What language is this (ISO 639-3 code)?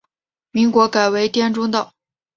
zho